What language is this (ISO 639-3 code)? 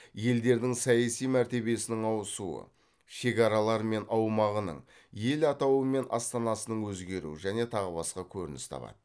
kaz